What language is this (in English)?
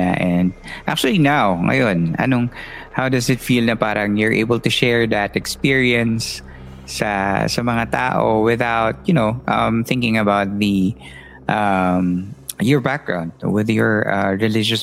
Filipino